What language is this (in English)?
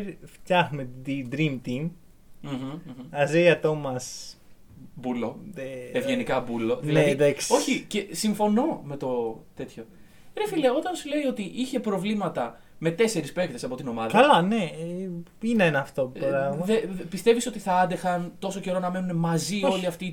Greek